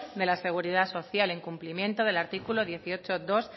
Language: Spanish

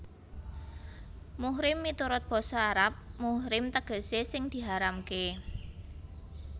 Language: Javanese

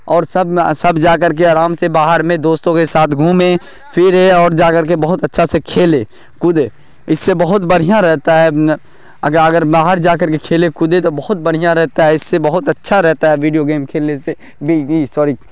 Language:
Urdu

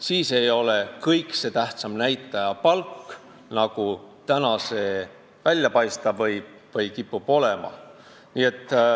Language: Estonian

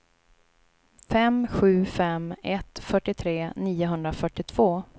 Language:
Swedish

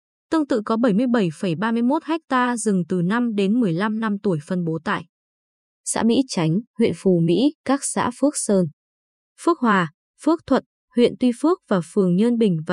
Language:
Vietnamese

